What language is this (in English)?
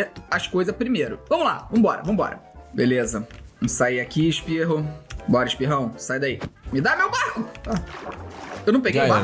Portuguese